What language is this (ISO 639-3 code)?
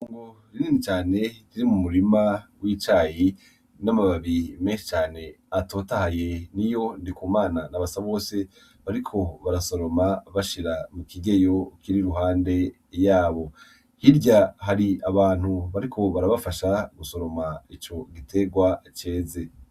run